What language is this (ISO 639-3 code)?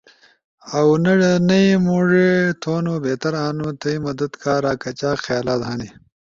ush